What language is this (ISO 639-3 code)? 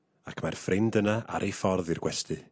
cym